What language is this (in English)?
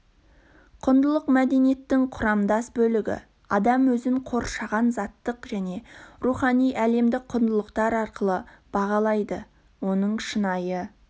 Kazakh